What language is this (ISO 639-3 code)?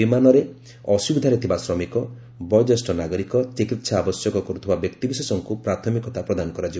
ori